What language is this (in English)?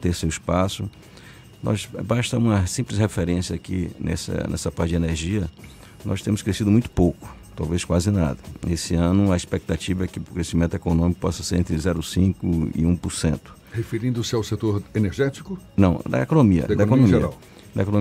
Portuguese